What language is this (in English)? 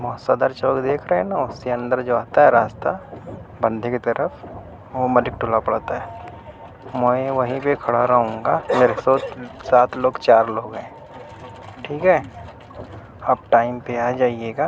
Urdu